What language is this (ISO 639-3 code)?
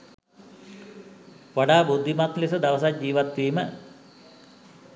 sin